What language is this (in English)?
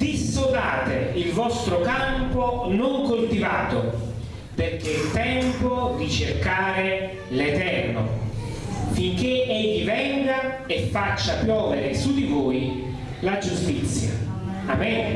Italian